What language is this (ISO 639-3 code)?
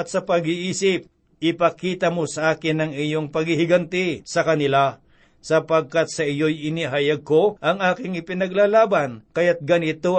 fil